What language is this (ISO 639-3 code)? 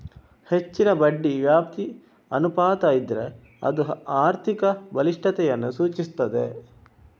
kan